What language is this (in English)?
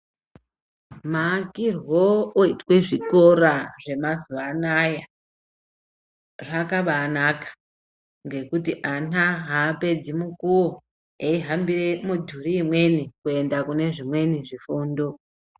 Ndau